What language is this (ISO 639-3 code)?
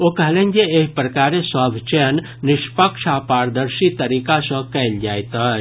mai